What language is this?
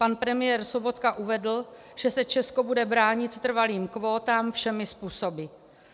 Czech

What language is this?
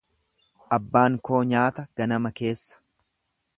Oromo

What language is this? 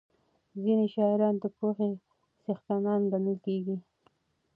Pashto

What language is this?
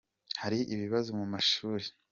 Kinyarwanda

